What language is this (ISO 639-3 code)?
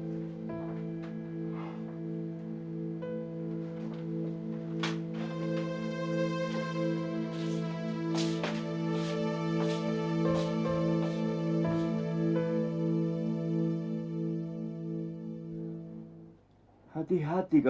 ind